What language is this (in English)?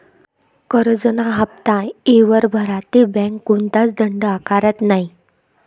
Marathi